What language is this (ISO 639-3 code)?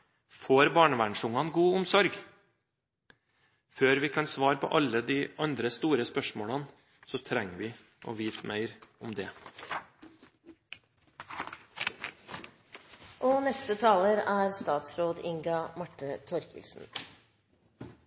nob